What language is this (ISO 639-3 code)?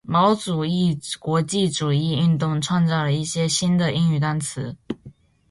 zho